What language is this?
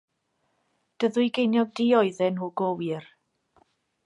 Welsh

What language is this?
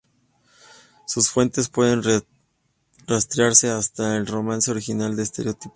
Spanish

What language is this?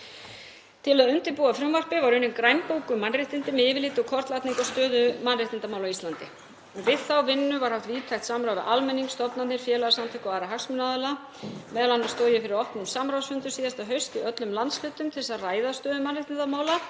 Icelandic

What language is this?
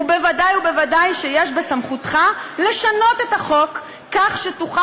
Hebrew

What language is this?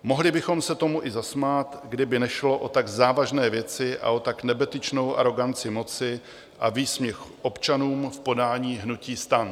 Czech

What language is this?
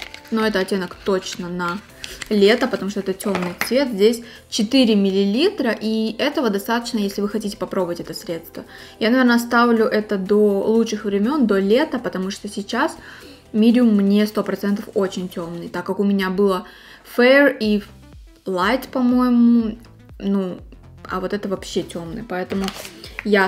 Russian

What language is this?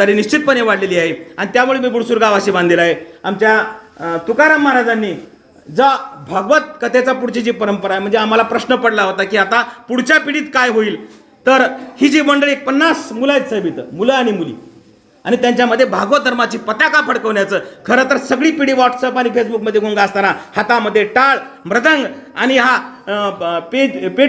Marathi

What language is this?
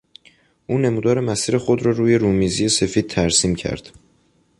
Persian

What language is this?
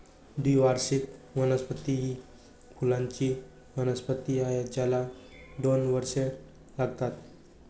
Marathi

